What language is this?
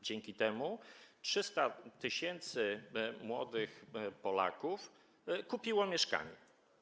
Polish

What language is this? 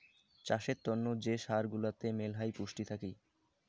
Bangla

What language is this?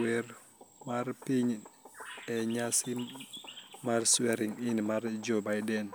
Luo (Kenya and Tanzania)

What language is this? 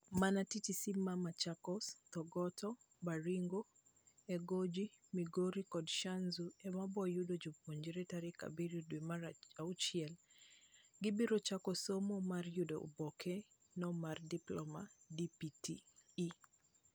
Luo (Kenya and Tanzania)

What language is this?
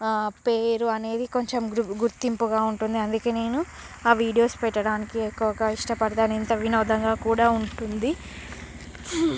Telugu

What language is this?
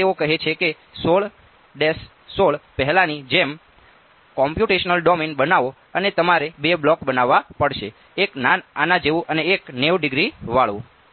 Gujarati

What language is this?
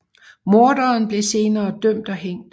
Danish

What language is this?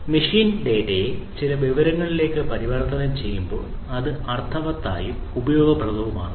Malayalam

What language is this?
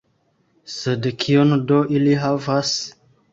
Esperanto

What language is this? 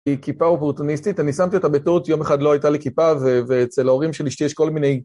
Hebrew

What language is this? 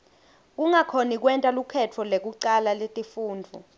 Swati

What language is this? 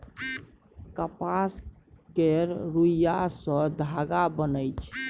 Maithili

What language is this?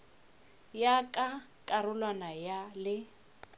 Northern Sotho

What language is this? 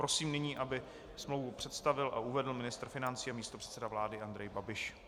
Czech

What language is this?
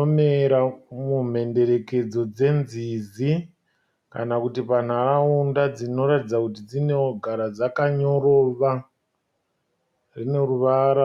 Shona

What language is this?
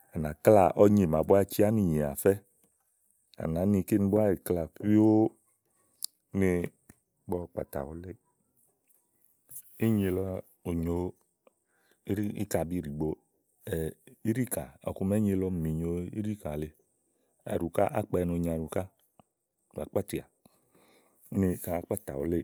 Igo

